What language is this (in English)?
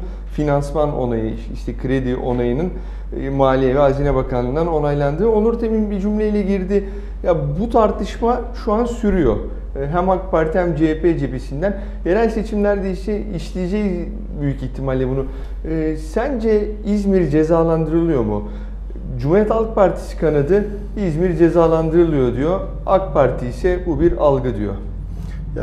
Turkish